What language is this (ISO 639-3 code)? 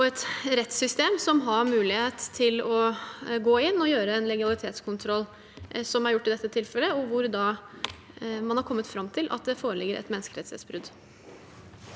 nor